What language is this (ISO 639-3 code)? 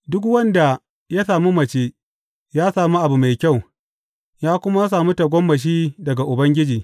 hau